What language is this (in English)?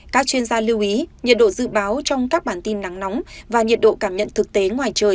Vietnamese